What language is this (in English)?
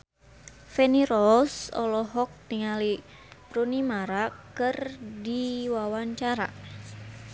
Sundanese